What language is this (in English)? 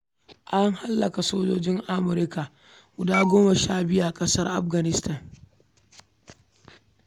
Hausa